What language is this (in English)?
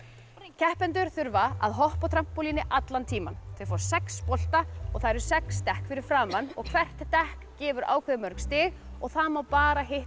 Icelandic